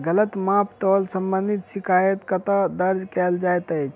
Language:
Maithili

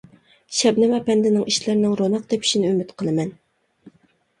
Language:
Uyghur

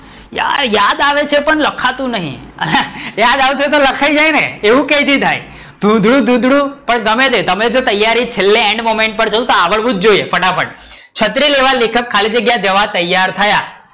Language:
Gujarati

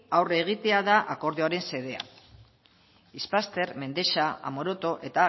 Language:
Basque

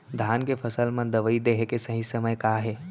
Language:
Chhattisgarhi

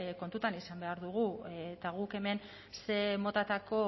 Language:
Basque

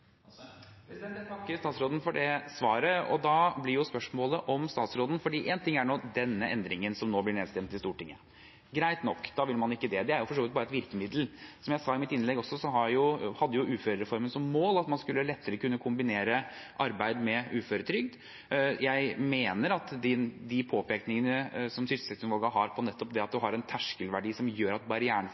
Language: Norwegian Bokmål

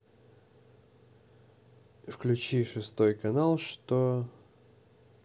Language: Russian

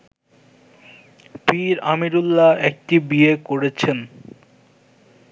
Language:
Bangla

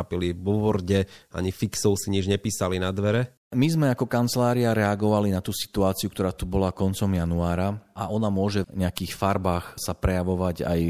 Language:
Slovak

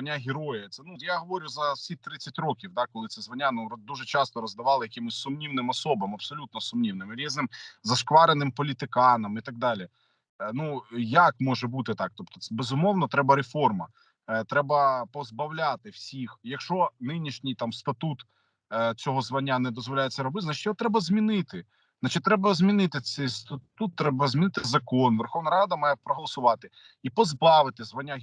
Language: Ukrainian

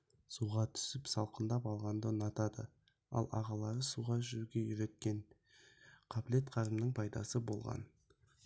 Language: Kazakh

